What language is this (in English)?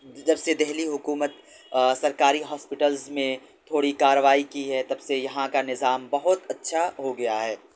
Urdu